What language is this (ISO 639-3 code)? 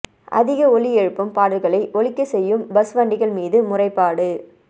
tam